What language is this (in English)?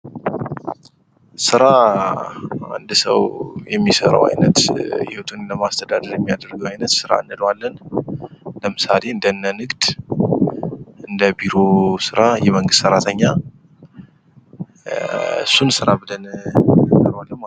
Amharic